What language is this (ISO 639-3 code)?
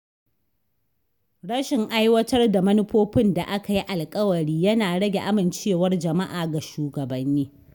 hau